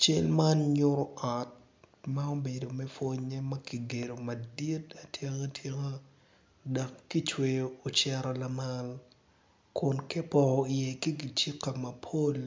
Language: Acoli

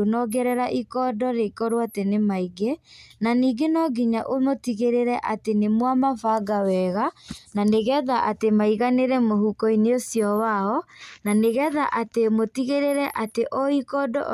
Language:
Kikuyu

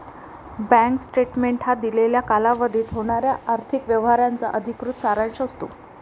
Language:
Marathi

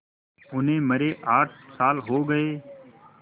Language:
Hindi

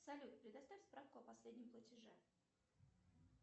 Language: Russian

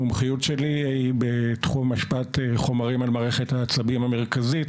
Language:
Hebrew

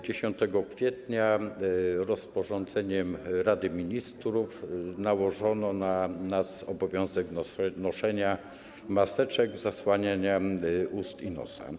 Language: Polish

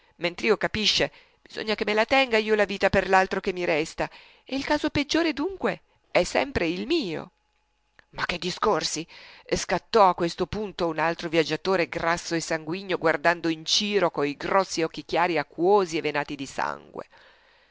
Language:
Italian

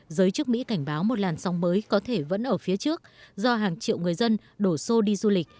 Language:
Vietnamese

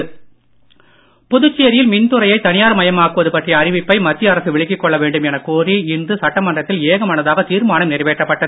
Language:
Tamil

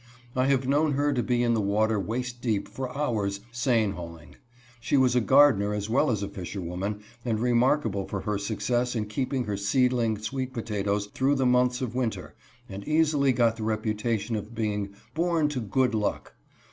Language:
English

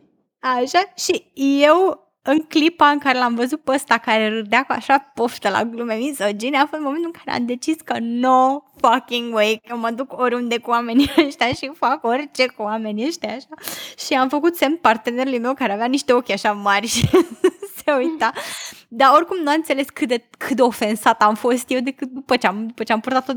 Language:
Romanian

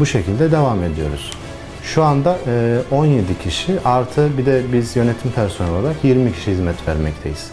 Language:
Turkish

